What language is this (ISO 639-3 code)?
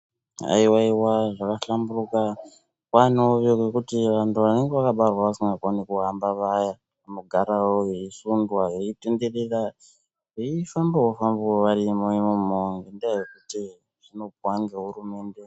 ndc